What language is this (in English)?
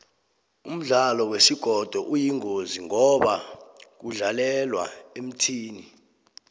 South Ndebele